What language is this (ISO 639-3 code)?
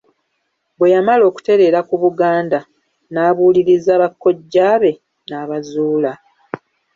lug